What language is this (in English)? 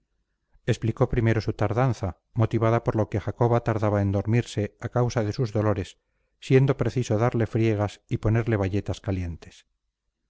Spanish